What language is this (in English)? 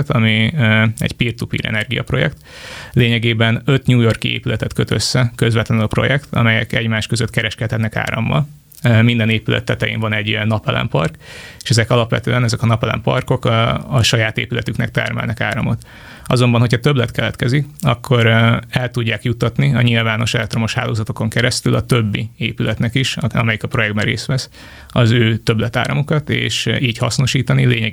Hungarian